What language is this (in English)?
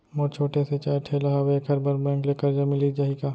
Chhattisgarhi